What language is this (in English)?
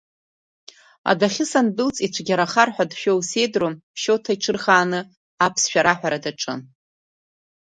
Abkhazian